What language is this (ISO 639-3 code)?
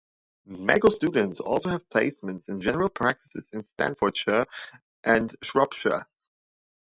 eng